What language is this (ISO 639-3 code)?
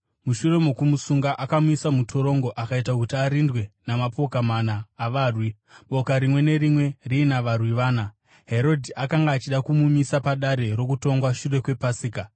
sna